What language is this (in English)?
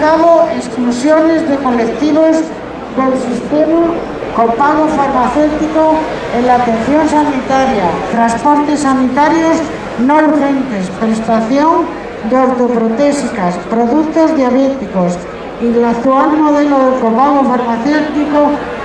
Spanish